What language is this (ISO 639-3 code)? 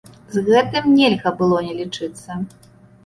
bel